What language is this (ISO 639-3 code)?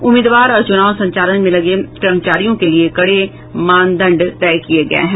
hin